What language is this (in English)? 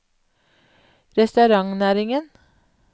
Norwegian